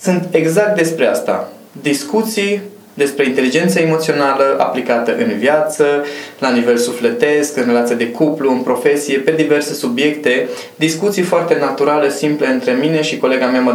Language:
Romanian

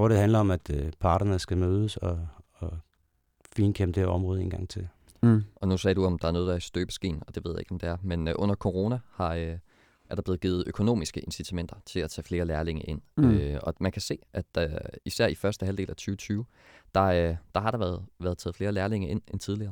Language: Danish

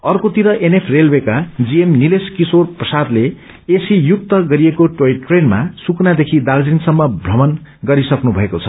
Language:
Nepali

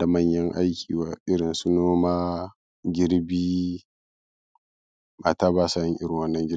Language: Hausa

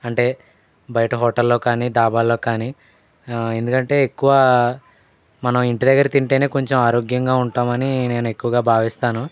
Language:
Telugu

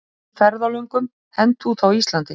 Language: Icelandic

